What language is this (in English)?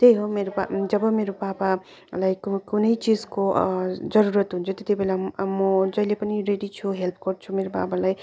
Nepali